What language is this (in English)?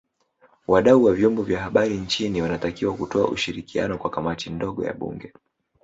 Swahili